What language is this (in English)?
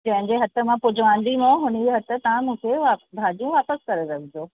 Sindhi